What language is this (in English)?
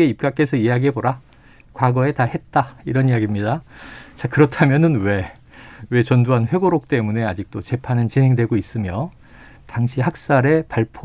Korean